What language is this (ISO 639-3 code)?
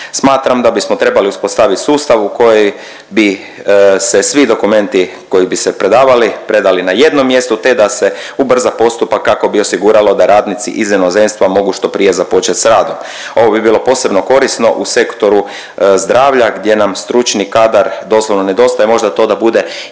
hrv